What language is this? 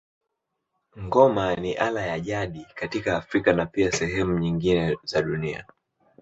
Swahili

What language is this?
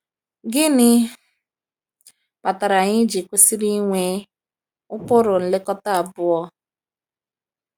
Igbo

